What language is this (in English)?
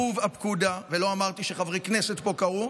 Hebrew